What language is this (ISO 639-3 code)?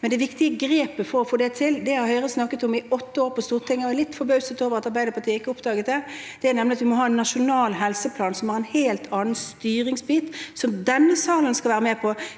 nor